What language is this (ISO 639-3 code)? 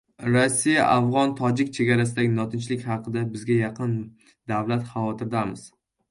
uzb